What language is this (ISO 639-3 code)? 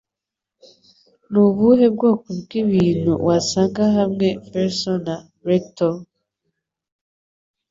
kin